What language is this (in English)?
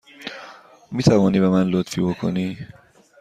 Persian